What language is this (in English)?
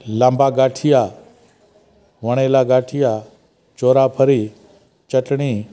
Sindhi